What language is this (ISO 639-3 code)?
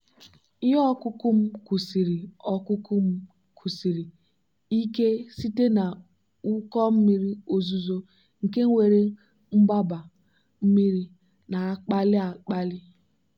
ibo